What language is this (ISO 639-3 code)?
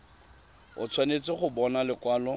tsn